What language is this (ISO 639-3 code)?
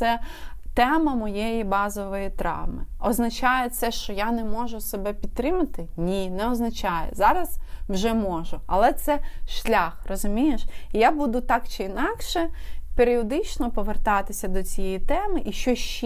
ukr